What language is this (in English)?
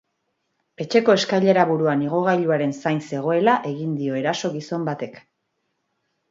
Basque